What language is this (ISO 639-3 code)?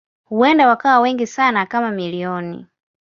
swa